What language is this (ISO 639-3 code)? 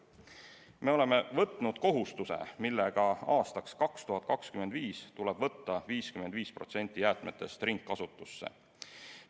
est